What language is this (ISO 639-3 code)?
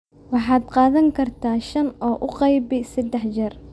som